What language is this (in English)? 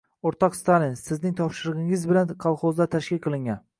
Uzbek